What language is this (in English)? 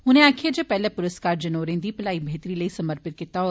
Dogri